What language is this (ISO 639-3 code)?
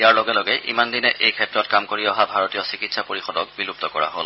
asm